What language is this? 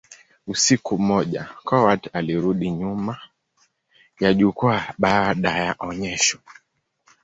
Swahili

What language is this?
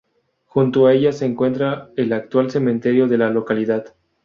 Spanish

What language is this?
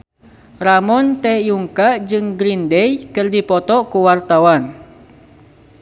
Sundanese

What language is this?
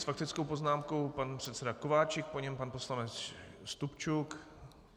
Czech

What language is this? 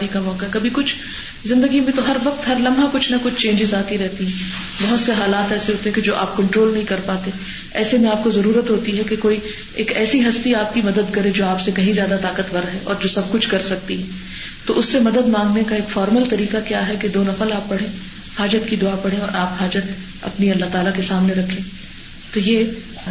Urdu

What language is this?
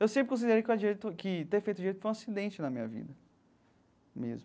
Portuguese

